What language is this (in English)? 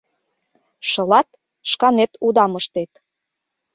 Mari